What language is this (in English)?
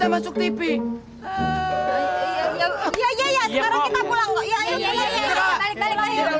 Indonesian